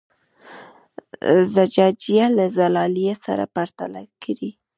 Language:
Pashto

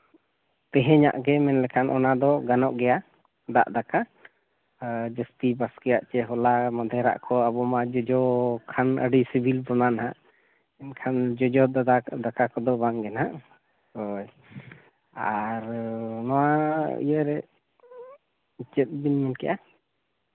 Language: Santali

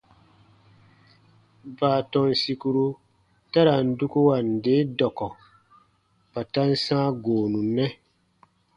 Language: Baatonum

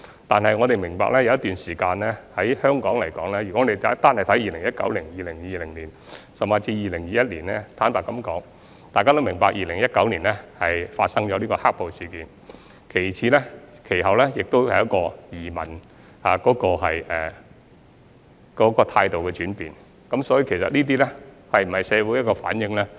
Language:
Cantonese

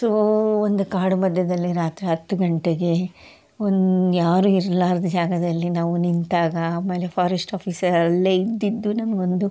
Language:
Kannada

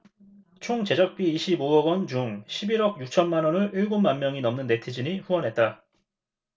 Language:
Korean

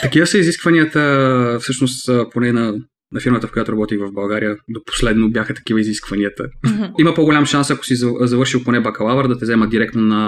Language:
Bulgarian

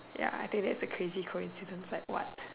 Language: English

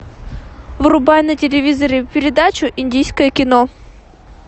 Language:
Russian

